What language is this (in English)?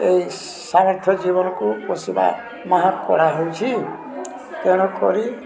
Odia